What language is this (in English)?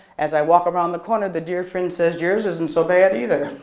English